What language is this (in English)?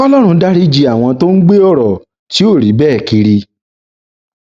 Yoruba